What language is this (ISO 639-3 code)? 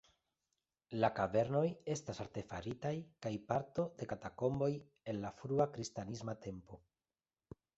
epo